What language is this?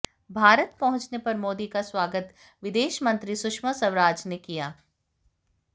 Hindi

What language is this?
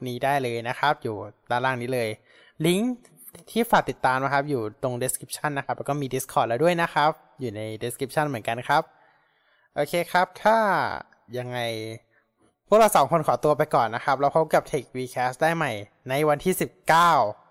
Thai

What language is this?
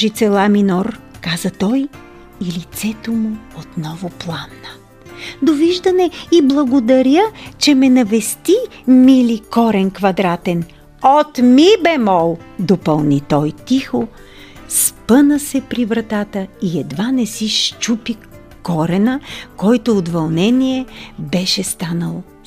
Bulgarian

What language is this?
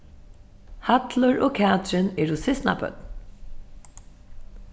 Faroese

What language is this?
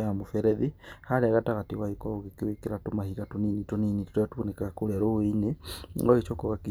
Kikuyu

